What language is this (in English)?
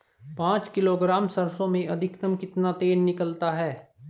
Hindi